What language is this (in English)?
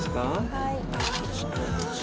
Japanese